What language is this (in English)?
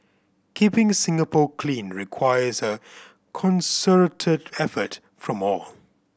English